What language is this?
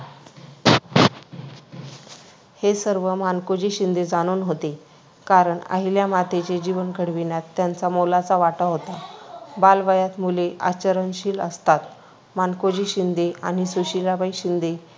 Marathi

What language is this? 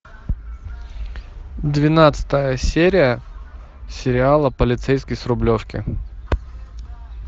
Russian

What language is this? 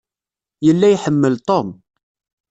Kabyle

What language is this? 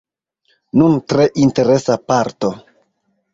Esperanto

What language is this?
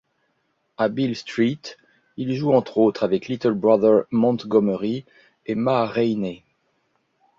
French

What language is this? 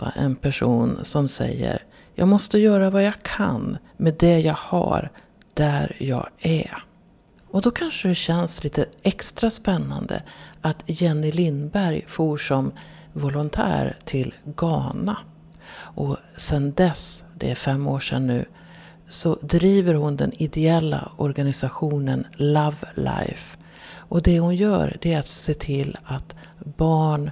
Swedish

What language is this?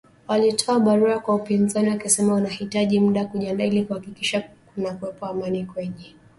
Swahili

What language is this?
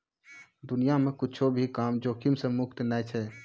Maithili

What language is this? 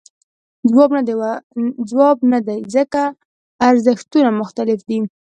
Pashto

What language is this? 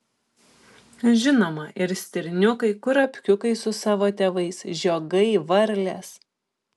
Lithuanian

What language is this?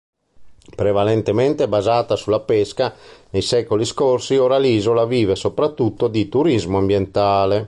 Italian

